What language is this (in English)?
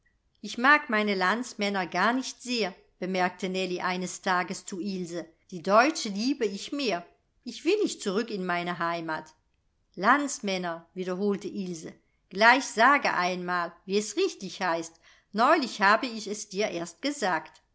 German